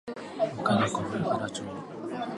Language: Japanese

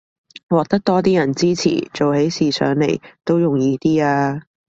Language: Cantonese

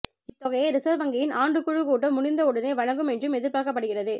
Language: Tamil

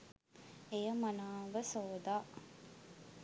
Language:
Sinhala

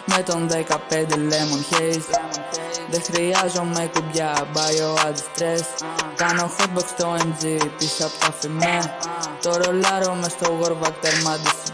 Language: Greek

